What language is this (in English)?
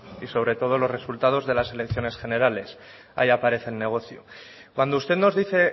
Spanish